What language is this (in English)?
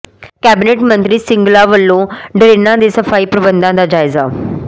Punjabi